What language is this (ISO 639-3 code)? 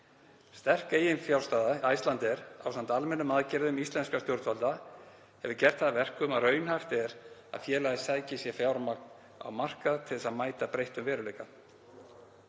isl